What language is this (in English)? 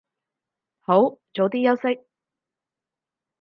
Cantonese